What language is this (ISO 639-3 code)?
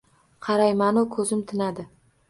uzb